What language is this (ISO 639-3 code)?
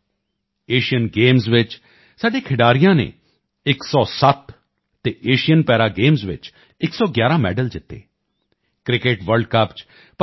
pan